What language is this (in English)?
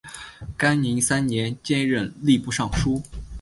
Chinese